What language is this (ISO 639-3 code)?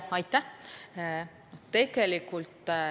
est